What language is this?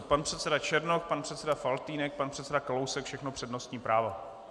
Czech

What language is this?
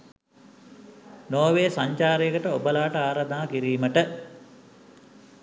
Sinhala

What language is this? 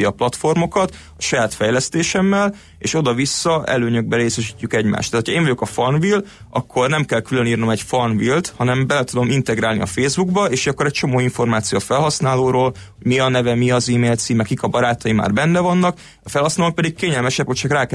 Hungarian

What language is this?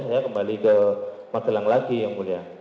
Indonesian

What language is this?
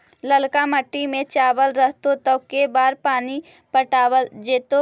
Magahi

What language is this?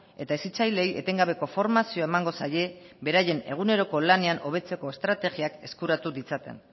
Basque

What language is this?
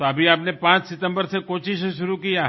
Hindi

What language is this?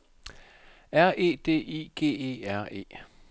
Danish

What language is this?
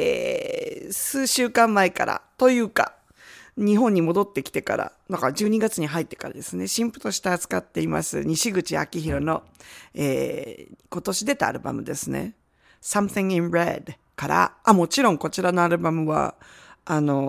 Japanese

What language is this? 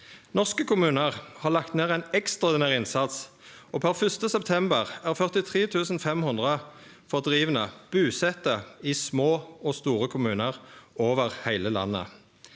Norwegian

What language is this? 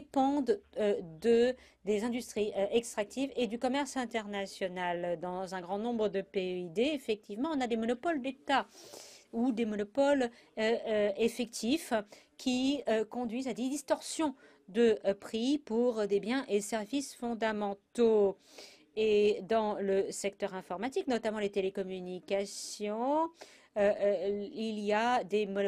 French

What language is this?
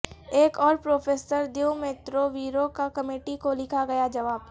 Urdu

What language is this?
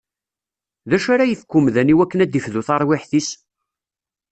Kabyle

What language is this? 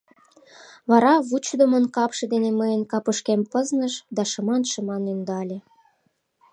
Mari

